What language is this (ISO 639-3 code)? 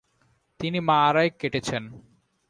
ben